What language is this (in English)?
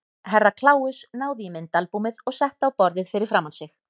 Icelandic